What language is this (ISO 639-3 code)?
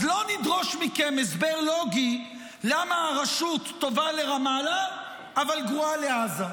heb